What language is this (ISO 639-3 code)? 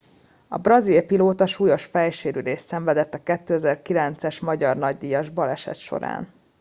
hun